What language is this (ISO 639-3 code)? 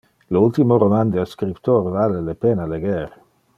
ina